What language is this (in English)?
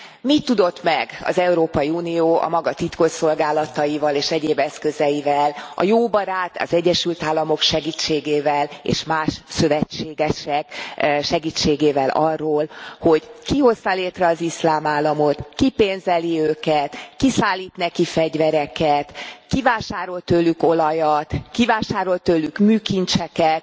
Hungarian